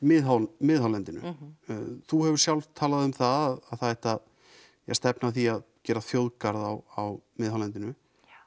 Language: Icelandic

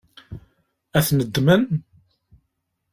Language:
Kabyle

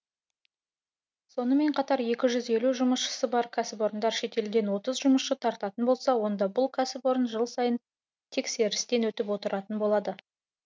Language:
Kazakh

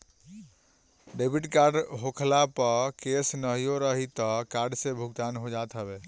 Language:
Bhojpuri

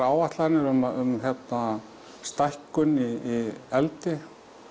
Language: Icelandic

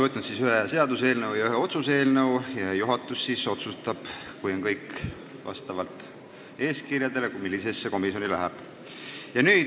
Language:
Estonian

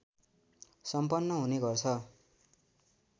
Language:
Nepali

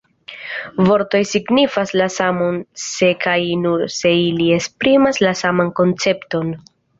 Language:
Esperanto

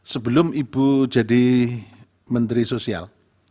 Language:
Indonesian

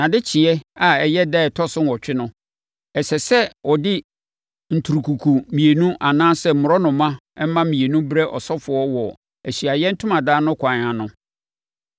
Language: Akan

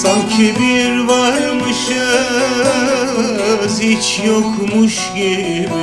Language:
Turkish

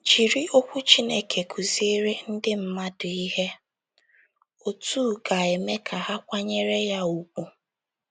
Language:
Igbo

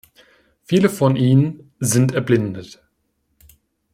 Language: German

